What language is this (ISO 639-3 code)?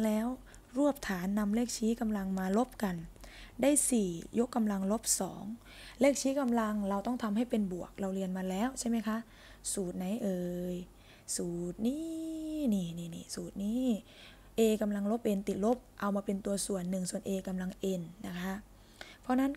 tha